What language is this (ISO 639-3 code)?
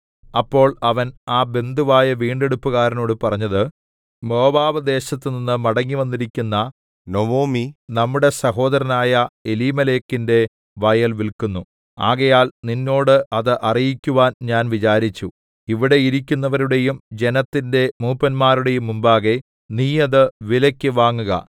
mal